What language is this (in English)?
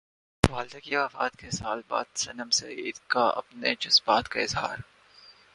Urdu